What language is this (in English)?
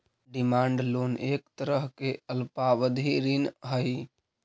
Magahi